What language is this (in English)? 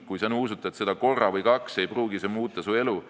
Estonian